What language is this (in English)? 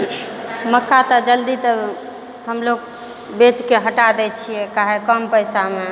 Maithili